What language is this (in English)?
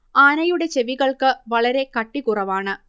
Malayalam